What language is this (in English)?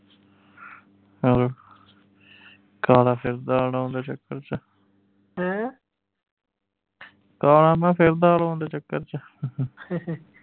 Punjabi